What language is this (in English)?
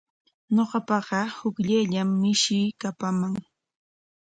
Corongo Ancash Quechua